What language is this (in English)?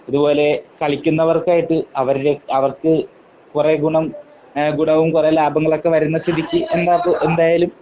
Malayalam